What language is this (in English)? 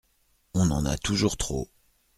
French